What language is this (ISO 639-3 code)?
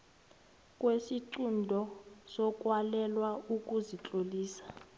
nbl